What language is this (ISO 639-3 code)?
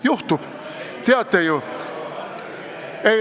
est